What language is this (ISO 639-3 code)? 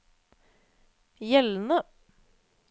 nor